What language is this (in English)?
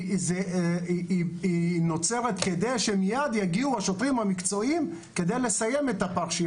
Hebrew